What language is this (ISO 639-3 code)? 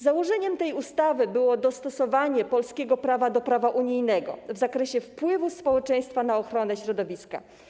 pol